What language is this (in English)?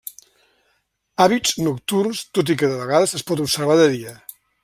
Catalan